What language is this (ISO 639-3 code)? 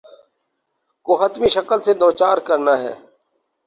urd